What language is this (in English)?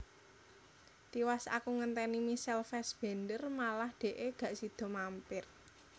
Javanese